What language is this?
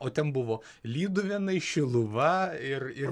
Lithuanian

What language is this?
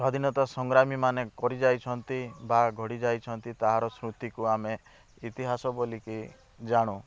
Odia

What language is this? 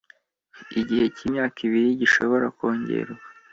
Kinyarwanda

